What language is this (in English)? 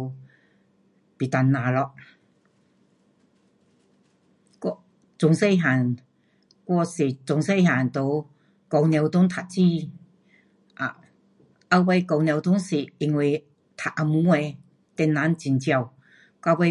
Pu-Xian Chinese